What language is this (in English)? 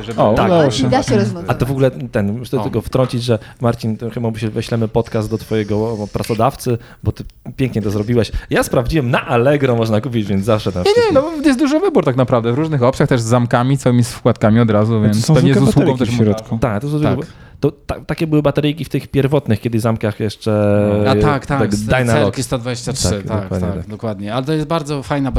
Polish